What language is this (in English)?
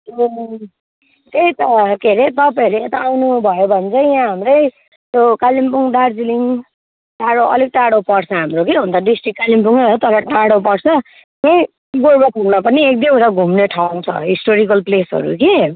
Nepali